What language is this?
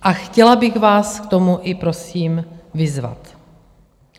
Czech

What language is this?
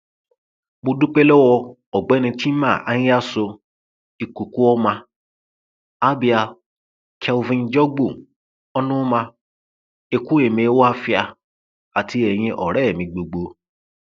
Yoruba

